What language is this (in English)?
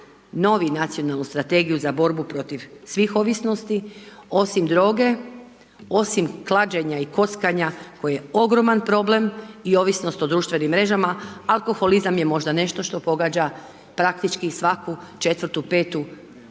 Croatian